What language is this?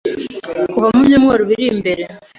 Kinyarwanda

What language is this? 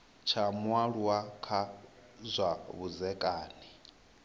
Venda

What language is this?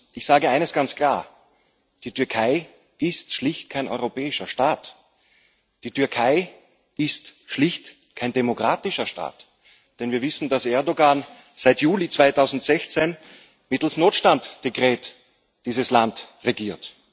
German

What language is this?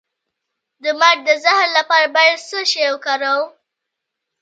Pashto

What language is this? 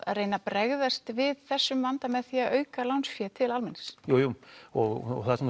Icelandic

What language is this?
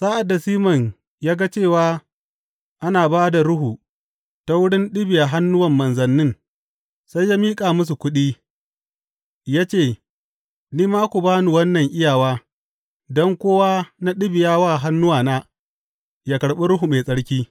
Hausa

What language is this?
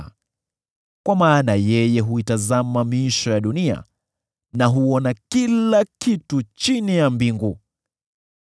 Swahili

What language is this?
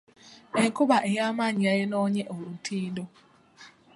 Ganda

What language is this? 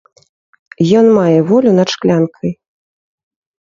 Belarusian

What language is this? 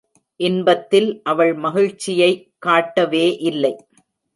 Tamil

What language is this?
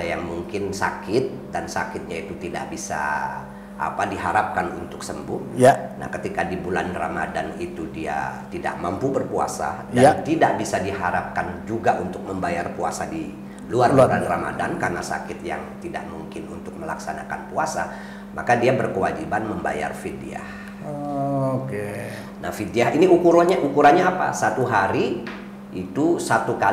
Indonesian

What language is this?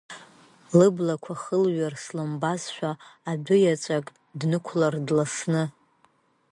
Abkhazian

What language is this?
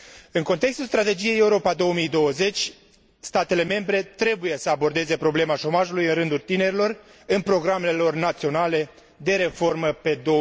Romanian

